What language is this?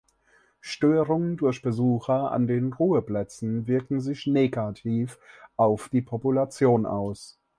German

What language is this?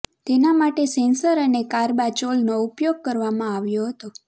Gujarati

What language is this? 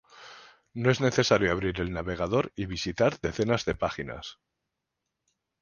Spanish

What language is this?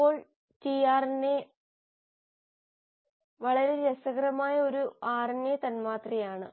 Malayalam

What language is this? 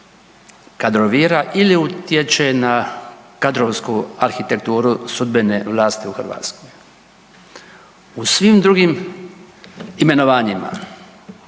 Croatian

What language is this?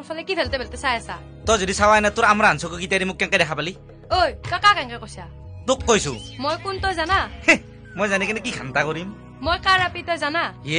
Korean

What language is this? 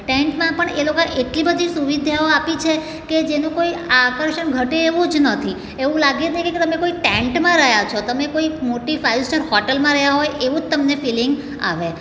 Gujarati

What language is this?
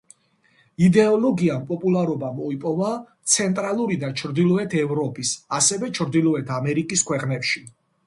Georgian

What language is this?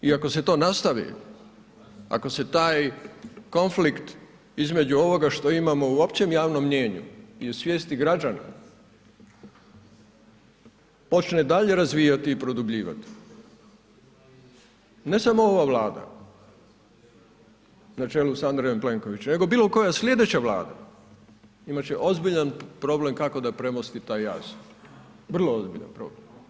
Croatian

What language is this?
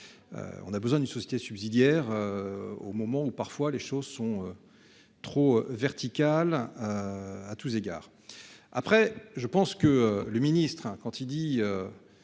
French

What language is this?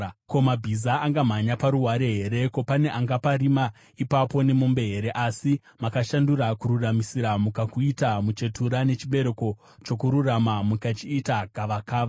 Shona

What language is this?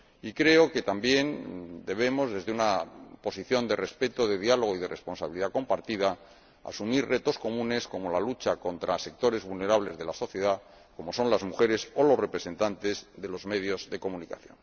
Spanish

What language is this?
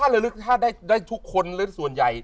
Thai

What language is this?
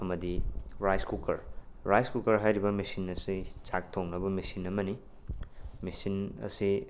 Manipuri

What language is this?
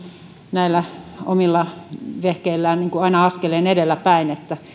Finnish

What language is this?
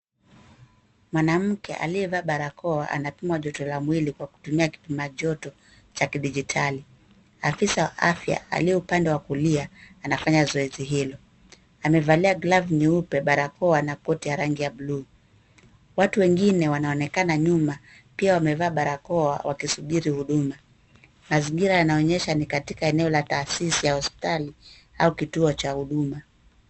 Swahili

